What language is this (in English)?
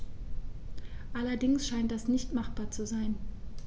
German